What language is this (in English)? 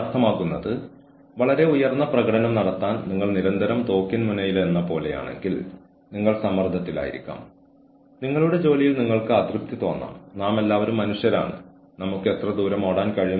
Malayalam